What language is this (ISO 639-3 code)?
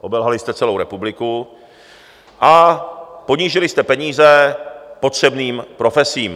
ces